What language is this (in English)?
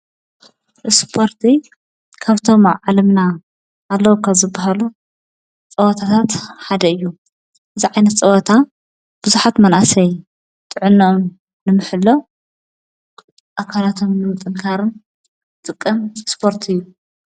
Tigrinya